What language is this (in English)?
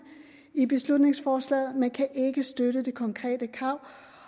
Danish